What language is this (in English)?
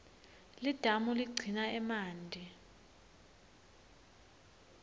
Swati